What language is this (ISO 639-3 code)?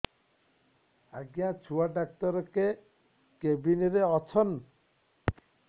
ori